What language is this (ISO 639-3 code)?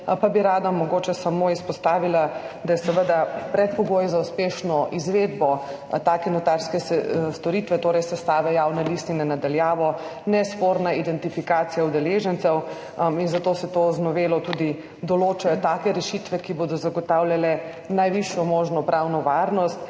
slv